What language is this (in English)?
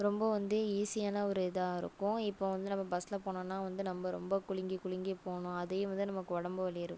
Tamil